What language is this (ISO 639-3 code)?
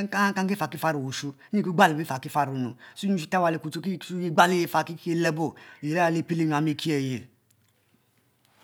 mfo